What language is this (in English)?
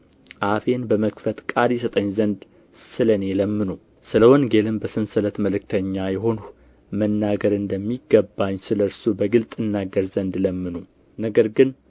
Amharic